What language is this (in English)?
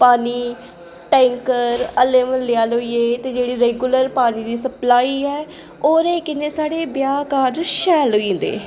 Dogri